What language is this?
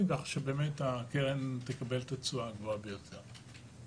Hebrew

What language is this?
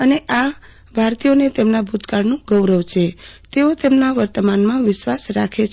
Gujarati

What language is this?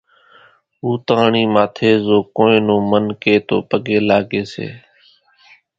Kachi Koli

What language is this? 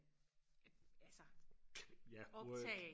Danish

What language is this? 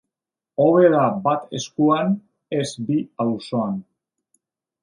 Basque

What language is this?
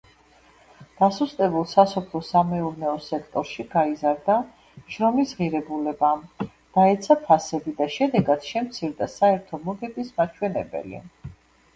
Georgian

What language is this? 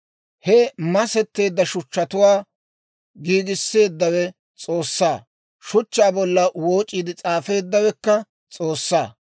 Dawro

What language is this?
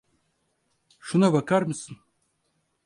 Turkish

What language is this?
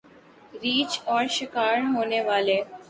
Urdu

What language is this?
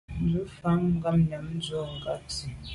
Medumba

